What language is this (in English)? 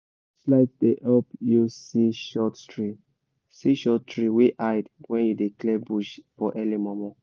Nigerian Pidgin